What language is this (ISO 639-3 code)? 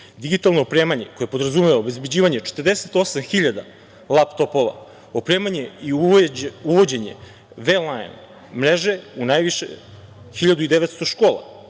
srp